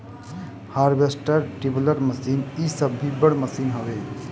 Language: Bhojpuri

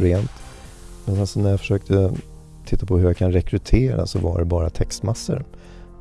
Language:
Swedish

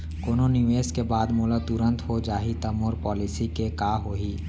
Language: Chhattisgarhi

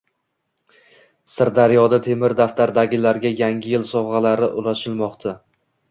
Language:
Uzbek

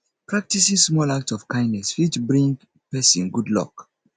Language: Nigerian Pidgin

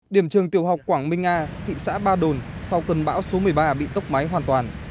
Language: Vietnamese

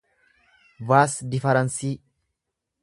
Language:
Oromo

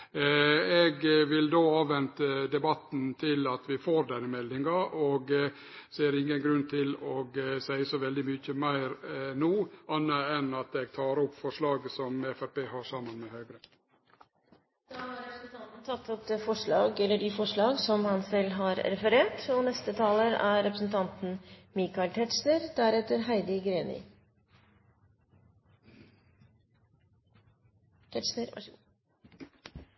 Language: Norwegian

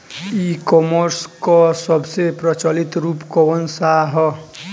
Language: Bhojpuri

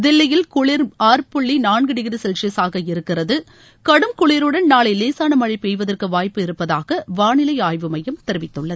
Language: Tamil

